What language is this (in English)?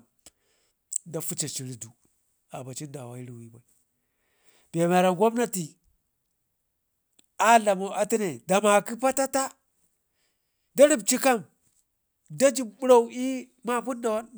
Ngizim